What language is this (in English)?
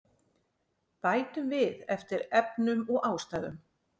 Icelandic